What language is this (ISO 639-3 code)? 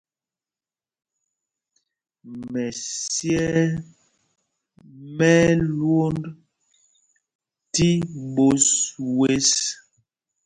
mgg